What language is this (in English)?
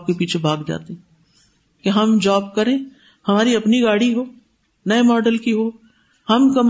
Urdu